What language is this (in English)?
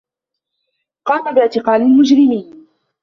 Arabic